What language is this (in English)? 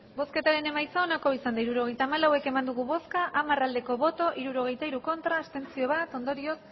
Basque